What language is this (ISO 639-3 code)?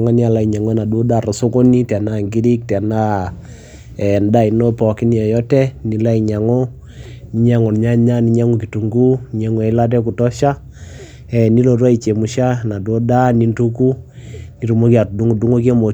mas